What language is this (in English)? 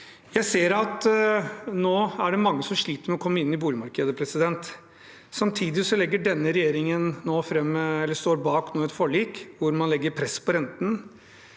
Norwegian